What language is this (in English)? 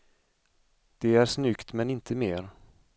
Swedish